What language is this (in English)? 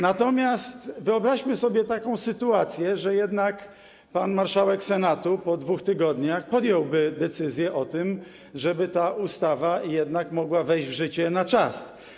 Polish